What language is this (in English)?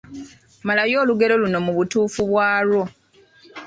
Ganda